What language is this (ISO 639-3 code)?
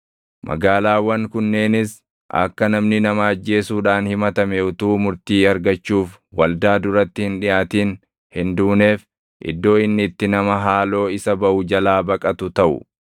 orm